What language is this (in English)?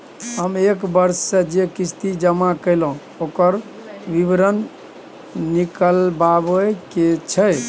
Maithili